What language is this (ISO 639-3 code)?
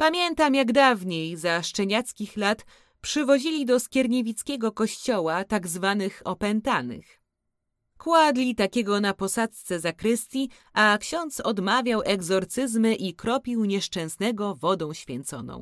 pol